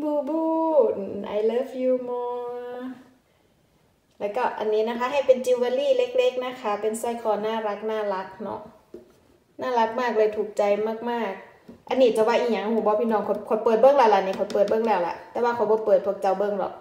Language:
Thai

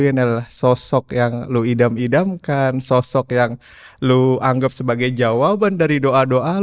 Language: Indonesian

